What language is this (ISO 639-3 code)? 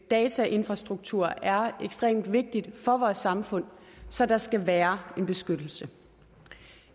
dan